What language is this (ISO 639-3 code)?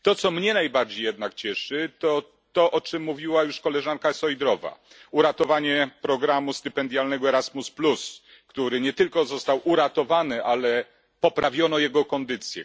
pol